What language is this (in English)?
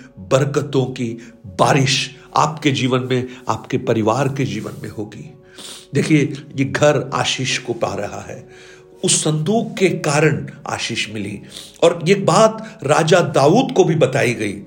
Hindi